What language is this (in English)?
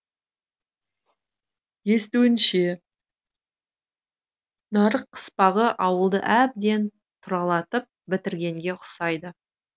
Kazakh